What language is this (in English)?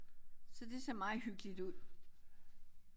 Danish